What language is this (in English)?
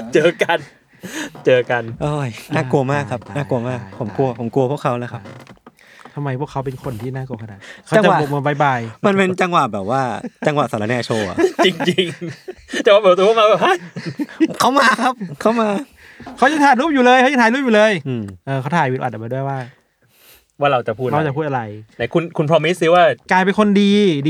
Thai